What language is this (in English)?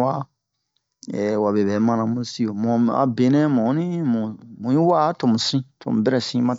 Bomu